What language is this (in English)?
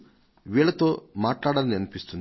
Telugu